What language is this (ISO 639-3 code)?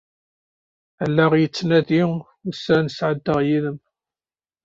kab